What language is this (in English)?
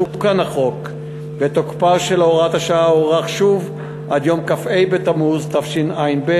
Hebrew